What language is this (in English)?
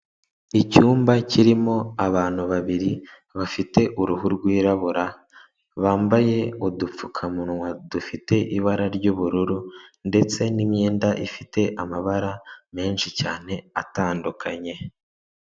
Kinyarwanda